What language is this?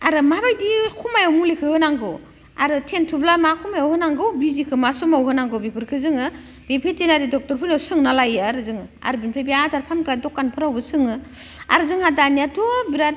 Bodo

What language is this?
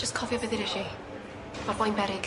Welsh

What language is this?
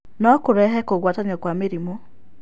Kikuyu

